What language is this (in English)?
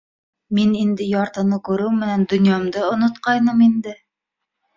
Bashkir